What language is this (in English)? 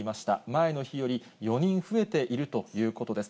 Japanese